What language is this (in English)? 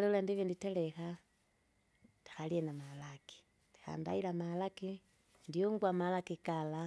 Kinga